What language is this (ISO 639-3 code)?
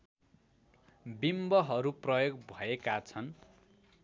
nep